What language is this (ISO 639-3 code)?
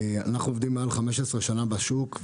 heb